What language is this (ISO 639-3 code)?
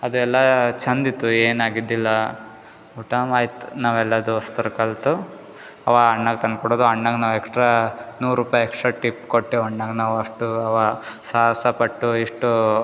kan